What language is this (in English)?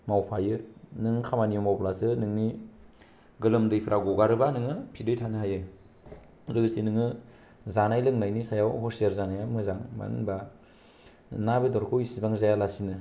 Bodo